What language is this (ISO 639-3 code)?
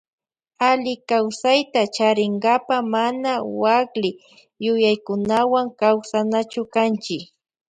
qvj